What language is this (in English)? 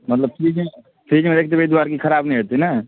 Maithili